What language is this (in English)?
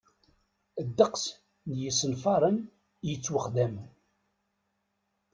Kabyle